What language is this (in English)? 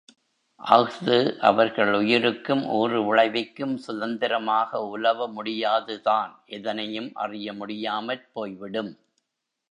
Tamil